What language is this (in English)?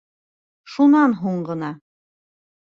Bashkir